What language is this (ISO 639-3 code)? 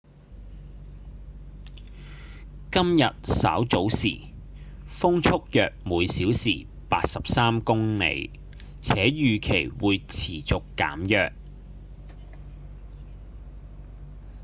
yue